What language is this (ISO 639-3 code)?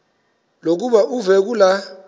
xho